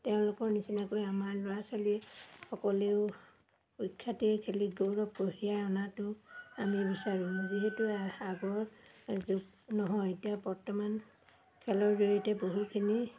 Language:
Assamese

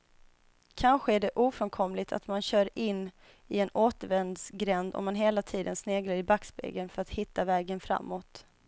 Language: Swedish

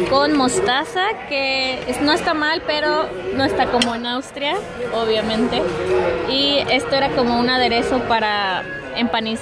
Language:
Spanish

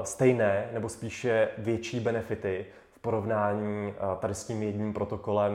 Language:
Czech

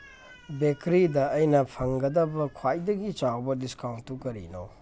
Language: Manipuri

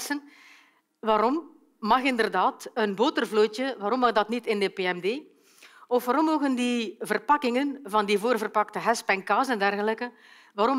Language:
Dutch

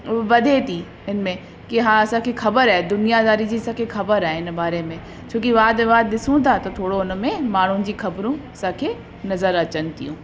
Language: Sindhi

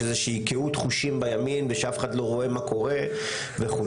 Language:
Hebrew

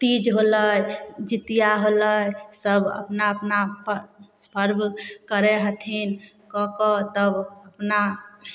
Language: Maithili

